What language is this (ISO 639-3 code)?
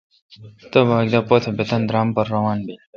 xka